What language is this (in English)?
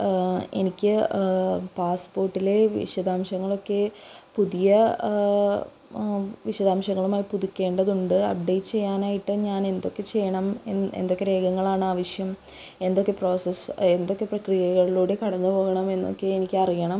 Malayalam